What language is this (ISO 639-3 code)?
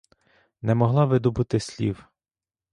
ukr